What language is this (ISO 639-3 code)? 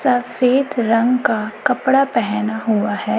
hin